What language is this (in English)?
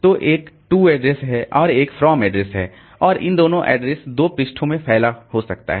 Hindi